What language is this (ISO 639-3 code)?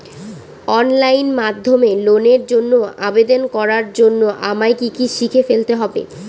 ben